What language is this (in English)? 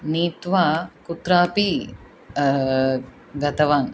Sanskrit